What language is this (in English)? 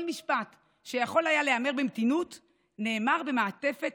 Hebrew